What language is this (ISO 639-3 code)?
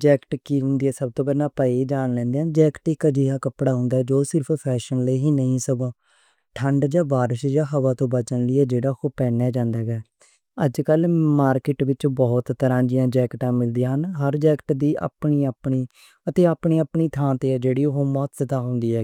lah